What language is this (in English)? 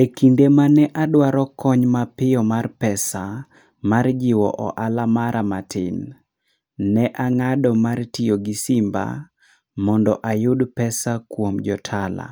Luo (Kenya and Tanzania)